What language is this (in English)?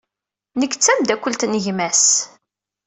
Kabyle